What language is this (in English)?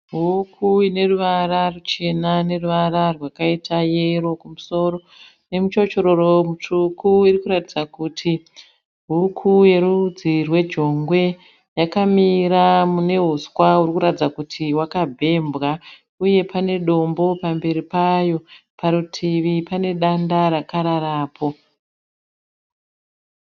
Shona